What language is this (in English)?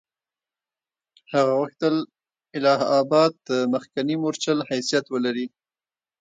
Pashto